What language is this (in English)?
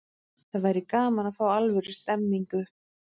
Icelandic